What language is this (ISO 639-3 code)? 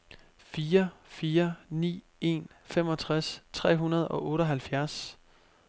dan